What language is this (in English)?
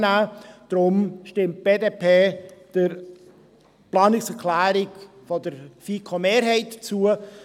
Swiss German